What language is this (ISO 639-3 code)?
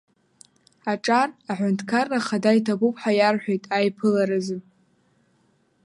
abk